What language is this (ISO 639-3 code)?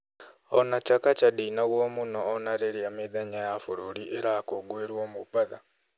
kik